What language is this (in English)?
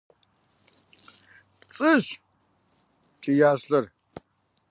Kabardian